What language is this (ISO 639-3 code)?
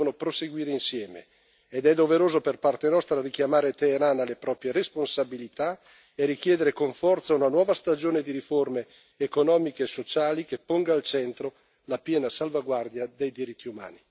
ita